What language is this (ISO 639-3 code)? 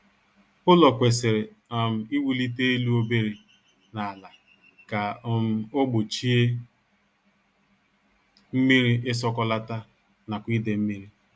ibo